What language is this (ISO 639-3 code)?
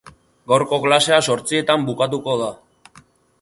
eus